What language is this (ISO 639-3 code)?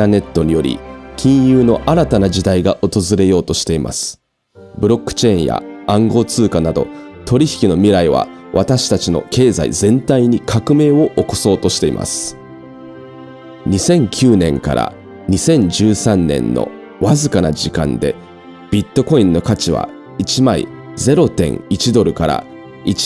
jpn